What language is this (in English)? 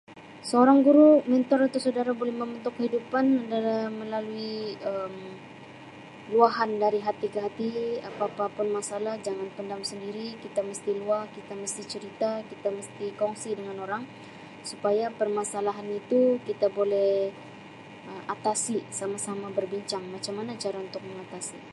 Sabah Malay